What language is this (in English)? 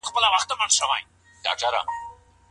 Pashto